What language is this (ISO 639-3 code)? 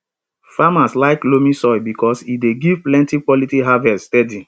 pcm